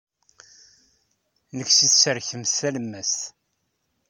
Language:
Kabyle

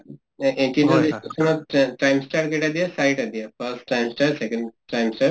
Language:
Assamese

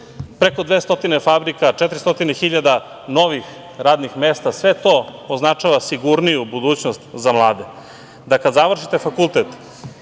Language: Serbian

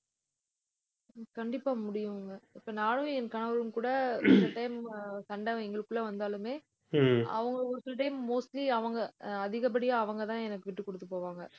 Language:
Tamil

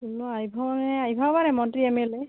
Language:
Assamese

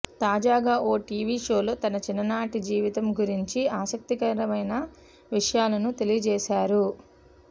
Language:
Telugu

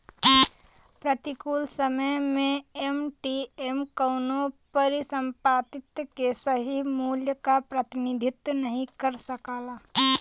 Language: Bhojpuri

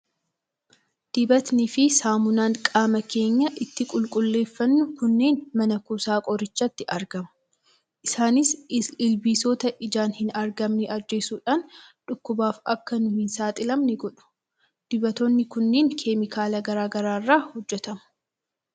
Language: Oromo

